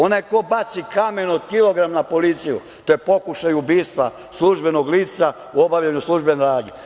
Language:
Serbian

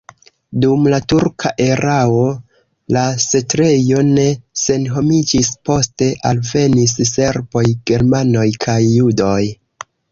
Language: Esperanto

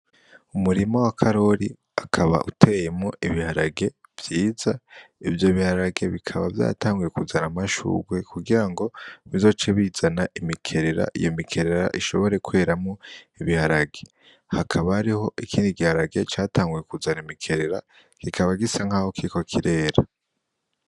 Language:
Rundi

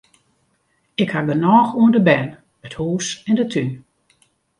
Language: Western Frisian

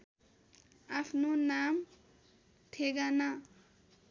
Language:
Nepali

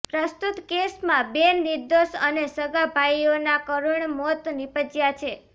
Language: Gujarati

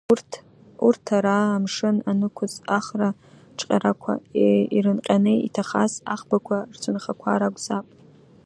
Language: Abkhazian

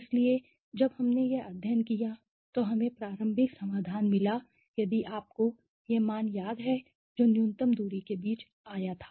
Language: Hindi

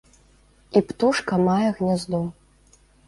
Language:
Belarusian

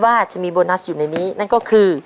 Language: Thai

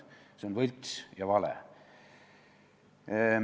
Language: Estonian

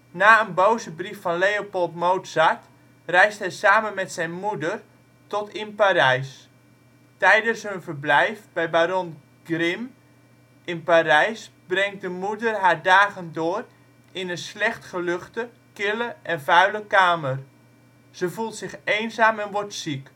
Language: Dutch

